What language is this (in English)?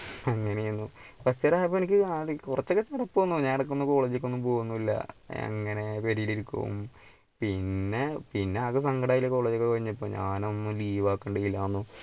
Malayalam